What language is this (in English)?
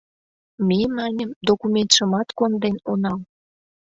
Mari